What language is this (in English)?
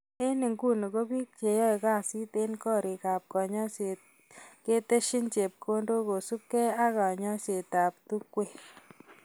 Kalenjin